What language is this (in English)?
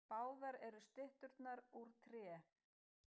Icelandic